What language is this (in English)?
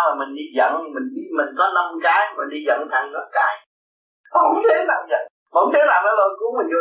Vietnamese